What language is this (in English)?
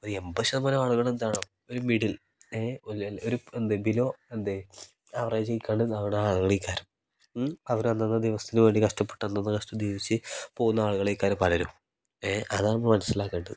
Malayalam